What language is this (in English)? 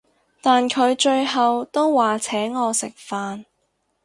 Cantonese